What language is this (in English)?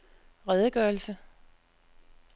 Danish